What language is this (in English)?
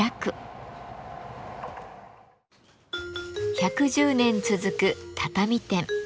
Japanese